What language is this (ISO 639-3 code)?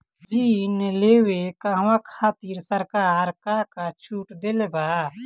bho